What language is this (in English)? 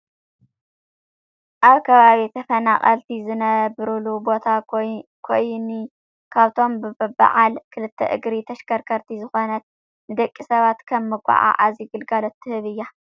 Tigrinya